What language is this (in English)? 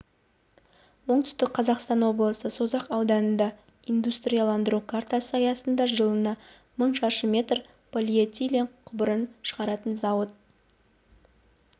Kazakh